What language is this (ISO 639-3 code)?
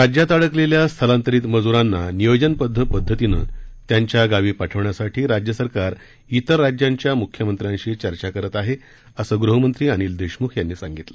mar